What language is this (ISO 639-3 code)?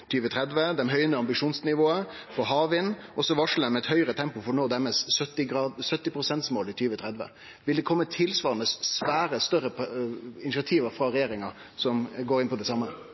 nno